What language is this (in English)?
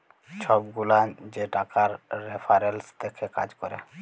Bangla